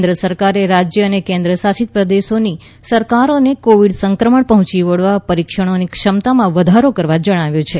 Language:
Gujarati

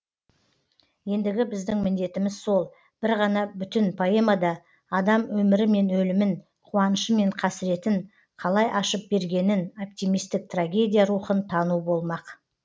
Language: Kazakh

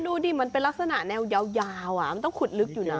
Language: Thai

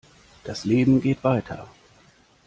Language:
German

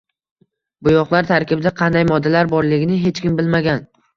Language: Uzbek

